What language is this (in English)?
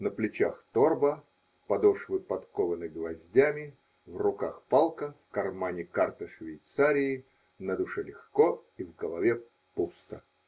Russian